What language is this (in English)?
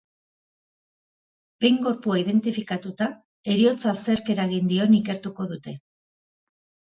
Basque